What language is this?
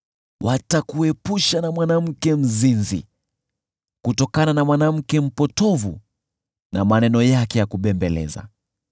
Swahili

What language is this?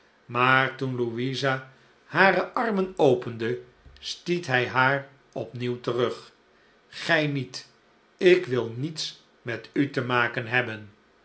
Dutch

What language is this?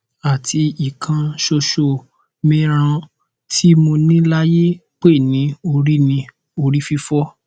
Yoruba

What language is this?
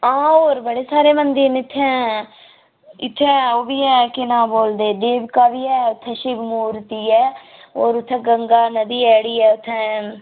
Dogri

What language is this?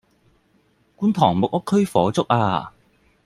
Cantonese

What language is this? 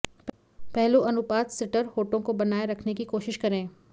Hindi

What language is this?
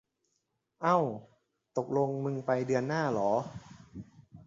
Thai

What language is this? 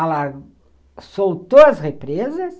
Portuguese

